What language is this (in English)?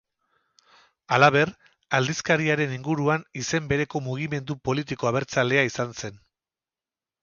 Basque